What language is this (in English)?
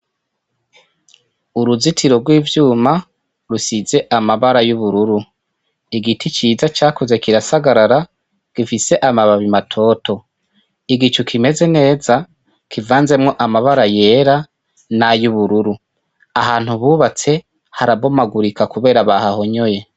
Rundi